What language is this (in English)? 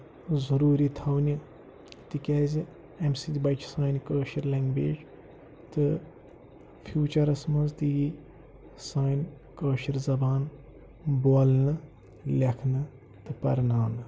Kashmiri